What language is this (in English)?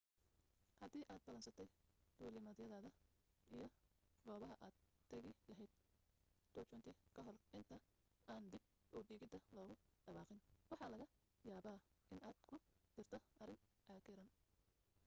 Somali